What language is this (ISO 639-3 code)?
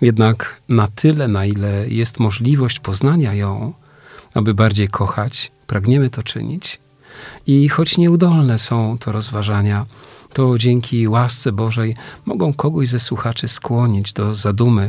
pol